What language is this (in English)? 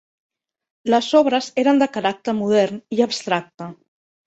Catalan